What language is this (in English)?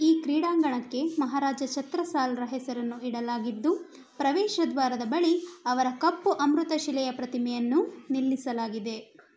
Kannada